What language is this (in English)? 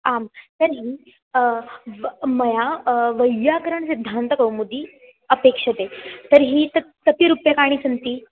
Sanskrit